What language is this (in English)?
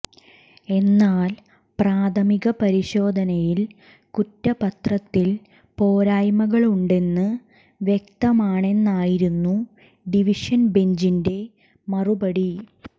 Malayalam